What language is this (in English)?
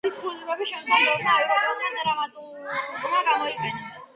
Georgian